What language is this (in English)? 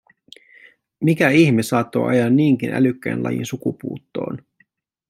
Finnish